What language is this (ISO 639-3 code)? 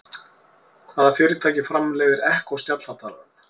isl